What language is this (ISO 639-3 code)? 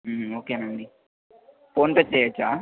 tel